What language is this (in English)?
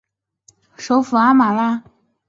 Chinese